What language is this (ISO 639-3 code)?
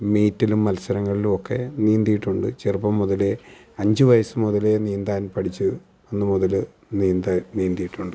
mal